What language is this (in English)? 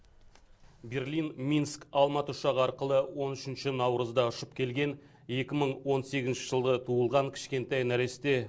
Kazakh